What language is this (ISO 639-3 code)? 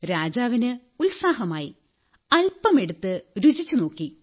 mal